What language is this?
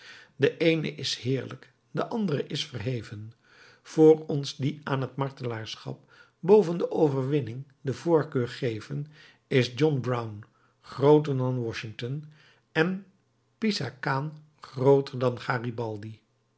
Dutch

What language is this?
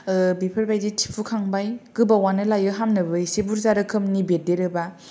Bodo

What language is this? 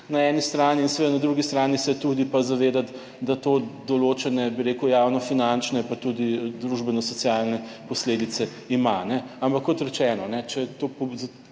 Slovenian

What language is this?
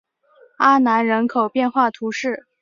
Chinese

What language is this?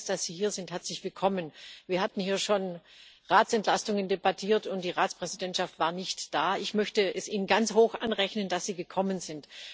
German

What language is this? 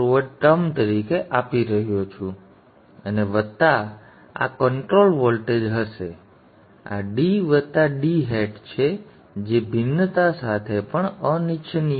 Gujarati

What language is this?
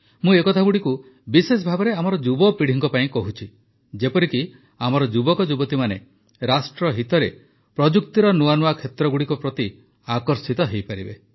Odia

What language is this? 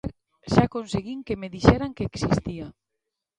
Galician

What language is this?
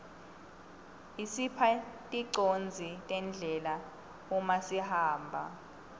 Swati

